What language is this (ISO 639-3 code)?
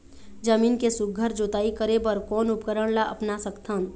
hne